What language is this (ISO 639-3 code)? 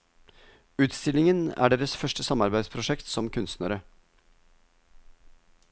nor